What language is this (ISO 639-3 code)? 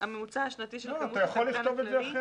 heb